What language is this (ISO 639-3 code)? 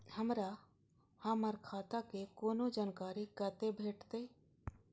mai